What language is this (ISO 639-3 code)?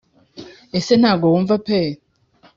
kin